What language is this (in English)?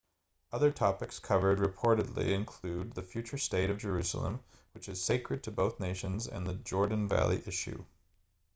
English